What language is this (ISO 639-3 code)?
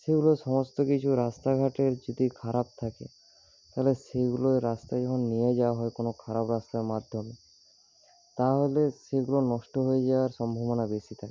ben